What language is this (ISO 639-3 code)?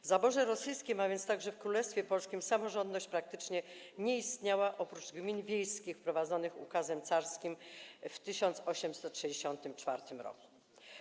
pol